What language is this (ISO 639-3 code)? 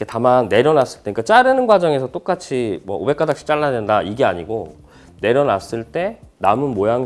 kor